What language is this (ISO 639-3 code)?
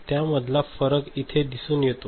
mar